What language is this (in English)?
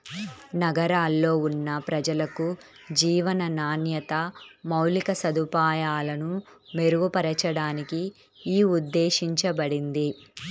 Telugu